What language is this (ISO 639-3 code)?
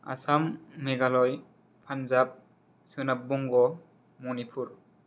brx